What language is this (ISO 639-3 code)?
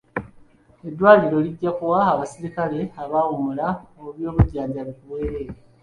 lug